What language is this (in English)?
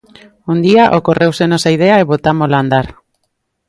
Galician